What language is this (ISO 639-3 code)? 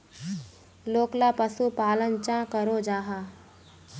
mag